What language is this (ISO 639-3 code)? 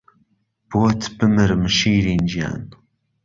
ckb